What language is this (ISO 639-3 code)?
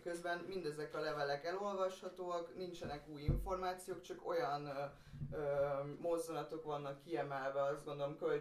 hun